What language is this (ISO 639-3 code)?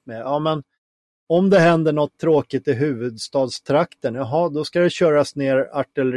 swe